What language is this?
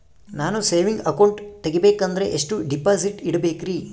Kannada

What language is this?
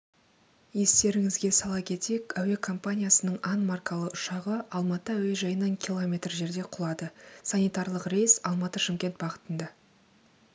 Kazakh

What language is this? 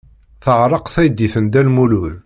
Kabyle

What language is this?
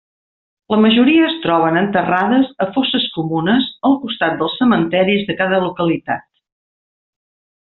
Catalan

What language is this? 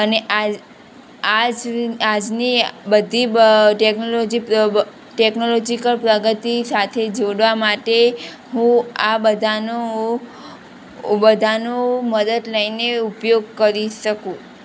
Gujarati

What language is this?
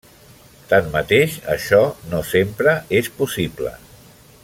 Catalan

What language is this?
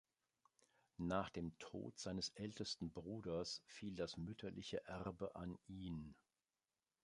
German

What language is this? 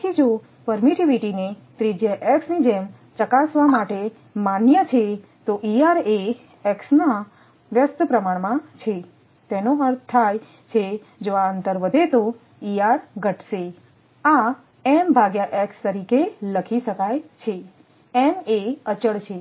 Gujarati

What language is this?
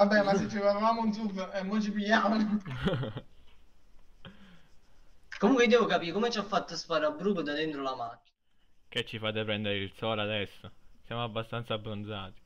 Italian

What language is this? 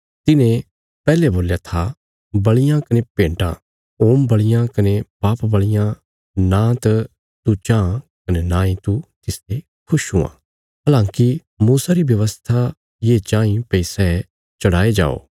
Bilaspuri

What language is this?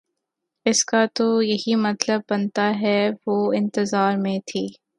Urdu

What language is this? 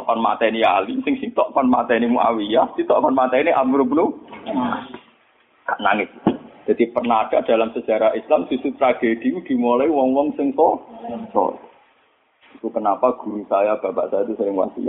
Malay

